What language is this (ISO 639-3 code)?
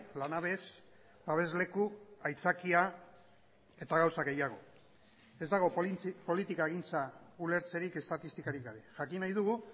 eus